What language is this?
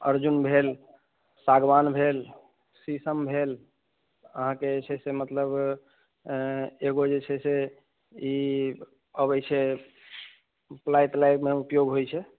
Maithili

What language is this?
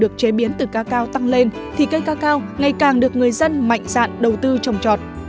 Vietnamese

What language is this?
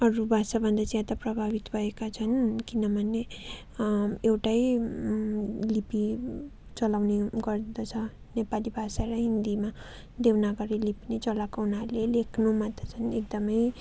Nepali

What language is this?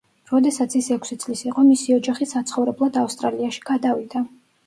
Georgian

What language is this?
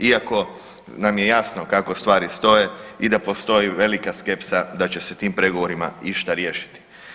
Croatian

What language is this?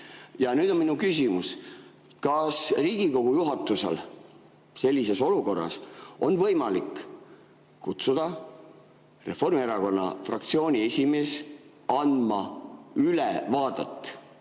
Estonian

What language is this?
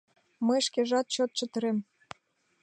Mari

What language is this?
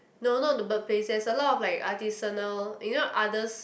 English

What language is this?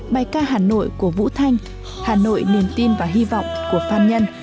Vietnamese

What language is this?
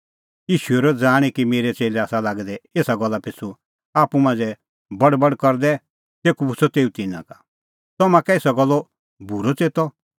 Kullu Pahari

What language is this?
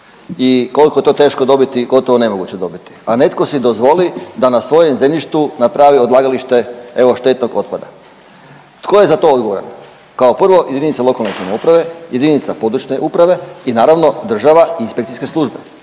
Croatian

